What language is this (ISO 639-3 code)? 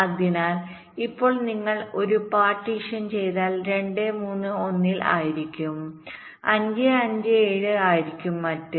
mal